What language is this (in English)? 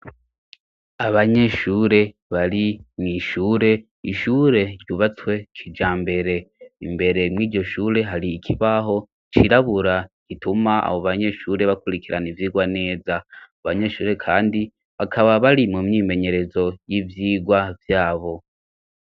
Rundi